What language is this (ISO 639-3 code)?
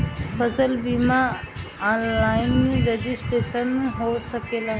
bho